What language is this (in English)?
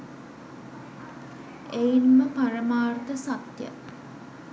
Sinhala